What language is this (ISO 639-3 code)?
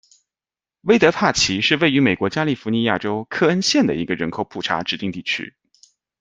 zho